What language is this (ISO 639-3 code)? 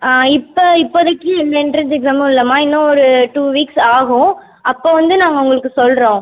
tam